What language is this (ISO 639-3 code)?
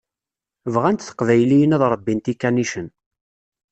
kab